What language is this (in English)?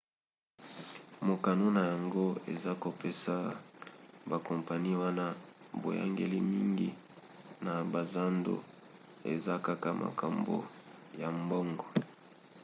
Lingala